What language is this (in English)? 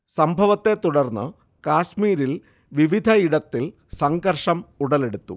Malayalam